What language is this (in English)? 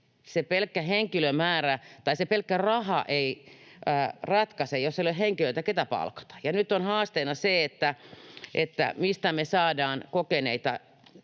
Finnish